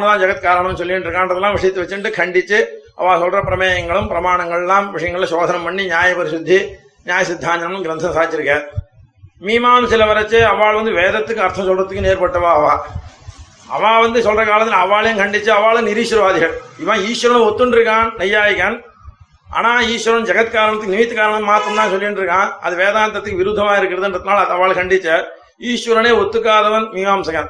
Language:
Tamil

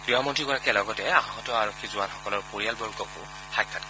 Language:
Assamese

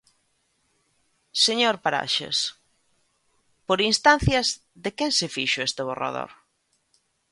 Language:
Galician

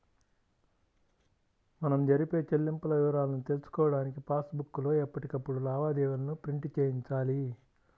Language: Telugu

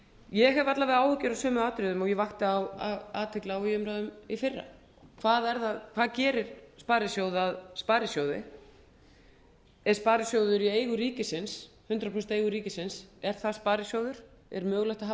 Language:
Icelandic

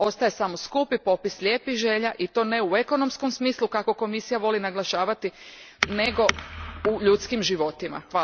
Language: Croatian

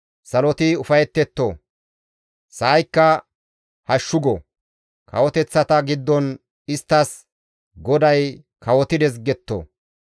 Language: Gamo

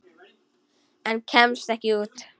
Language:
Icelandic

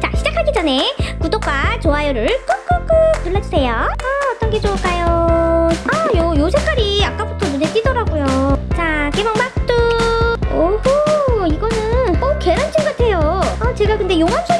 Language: Korean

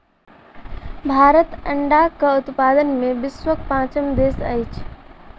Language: Maithili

